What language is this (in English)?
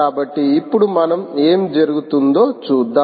Telugu